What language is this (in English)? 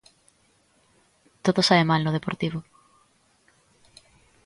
Galician